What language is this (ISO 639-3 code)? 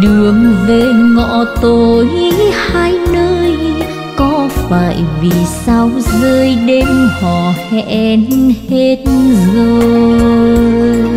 vie